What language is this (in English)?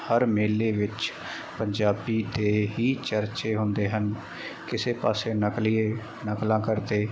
Punjabi